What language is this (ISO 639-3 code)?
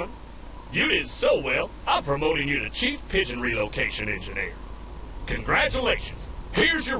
deu